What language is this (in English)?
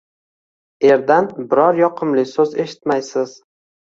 Uzbek